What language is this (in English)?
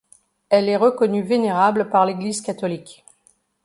French